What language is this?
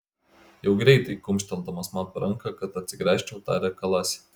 Lithuanian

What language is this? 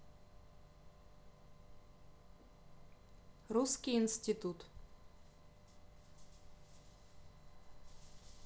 Russian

